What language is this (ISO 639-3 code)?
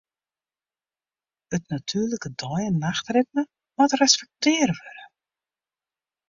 fry